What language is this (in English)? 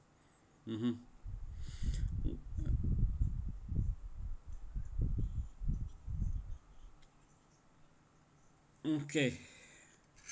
English